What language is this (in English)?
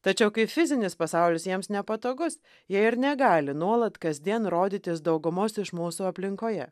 Lithuanian